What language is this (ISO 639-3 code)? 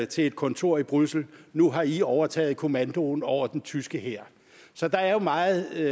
dan